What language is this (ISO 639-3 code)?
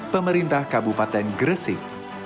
ind